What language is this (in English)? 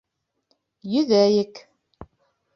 Bashkir